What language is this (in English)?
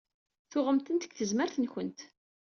Kabyle